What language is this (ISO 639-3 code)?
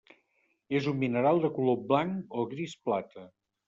cat